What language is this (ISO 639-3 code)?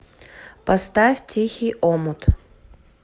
rus